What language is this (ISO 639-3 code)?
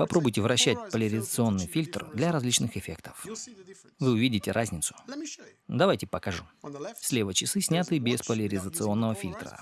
rus